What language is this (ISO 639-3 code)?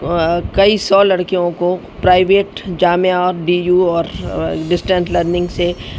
urd